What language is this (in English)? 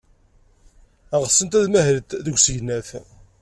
Kabyle